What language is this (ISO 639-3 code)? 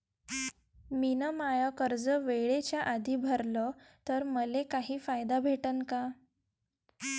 mar